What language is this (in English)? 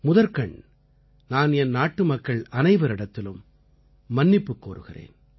Tamil